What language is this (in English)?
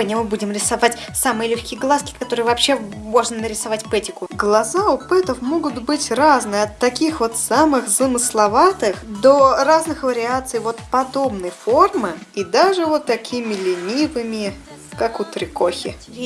Russian